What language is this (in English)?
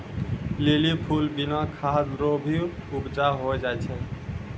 Maithili